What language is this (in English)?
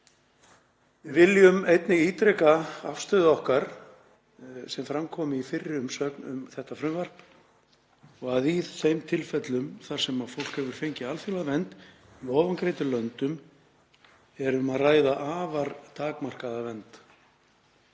Icelandic